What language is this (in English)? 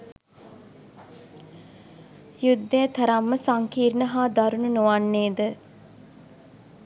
Sinhala